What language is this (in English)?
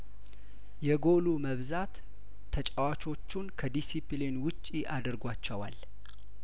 Amharic